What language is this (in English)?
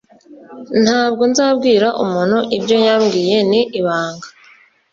Kinyarwanda